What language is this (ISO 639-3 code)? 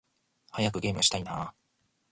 jpn